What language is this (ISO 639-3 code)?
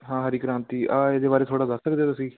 pan